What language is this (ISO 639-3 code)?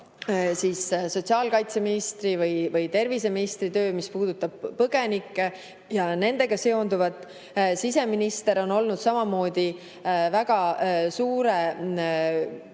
est